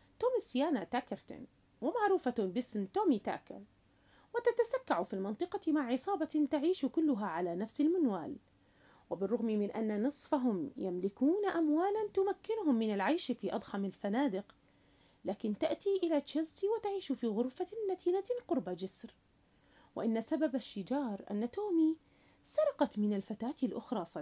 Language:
Arabic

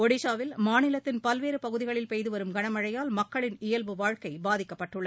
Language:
Tamil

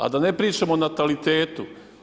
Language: Croatian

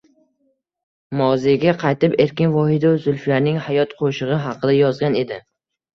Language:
Uzbek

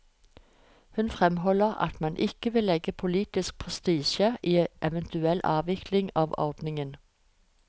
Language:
Norwegian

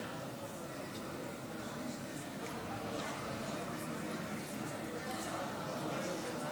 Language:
Hebrew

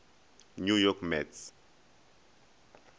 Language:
Northern Sotho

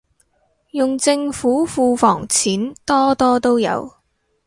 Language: Cantonese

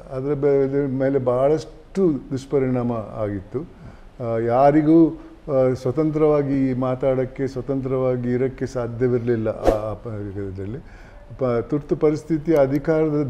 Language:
Kannada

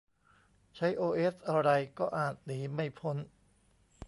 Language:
Thai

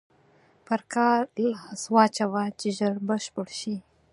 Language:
Pashto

